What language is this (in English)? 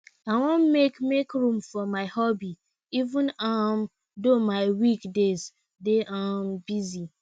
Nigerian Pidgin